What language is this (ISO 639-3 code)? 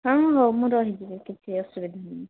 ori